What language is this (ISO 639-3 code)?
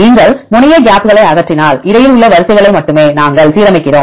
tam